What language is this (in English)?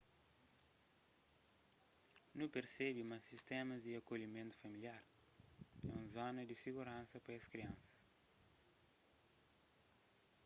Kabuverdianu